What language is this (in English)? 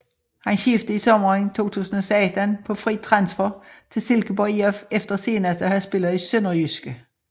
Danish